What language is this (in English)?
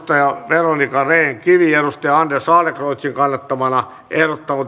Finnish